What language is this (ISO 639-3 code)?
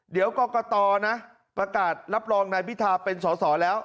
tha